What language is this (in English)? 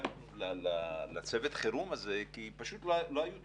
Hebrew